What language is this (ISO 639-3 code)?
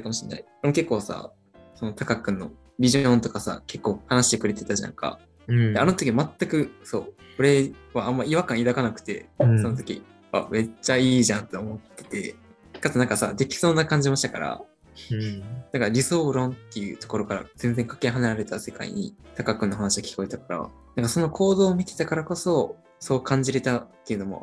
jpn